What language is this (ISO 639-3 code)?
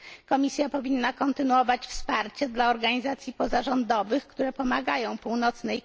pol